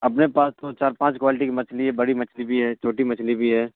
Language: Urdu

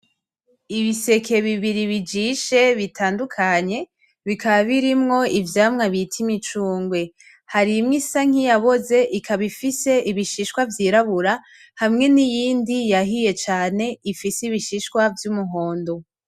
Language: Rundi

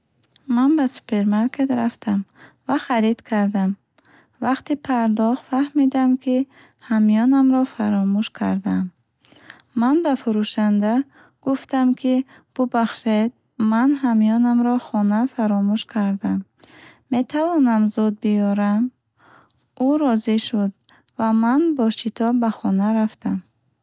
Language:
Bukharic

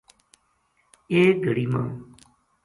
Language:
Gujari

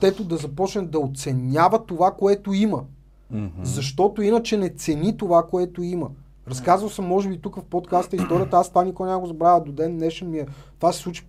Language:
Bulgarian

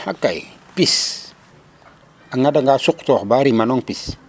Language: Serer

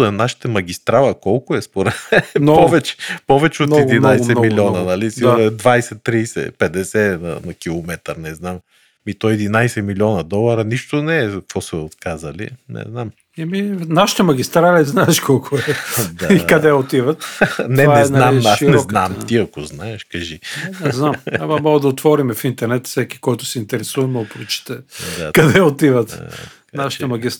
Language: Bulgarian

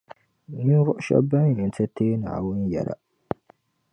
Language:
Dagbani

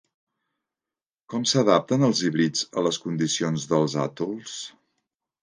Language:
Catalan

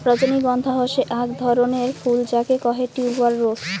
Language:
Bangla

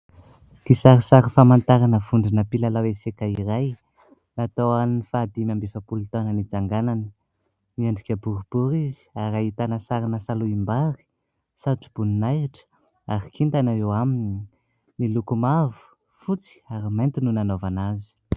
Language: Malagasy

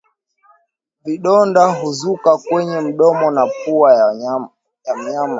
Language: Swahili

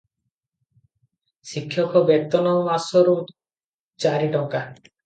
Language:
Odia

